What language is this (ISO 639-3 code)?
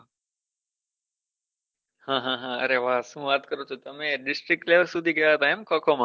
guj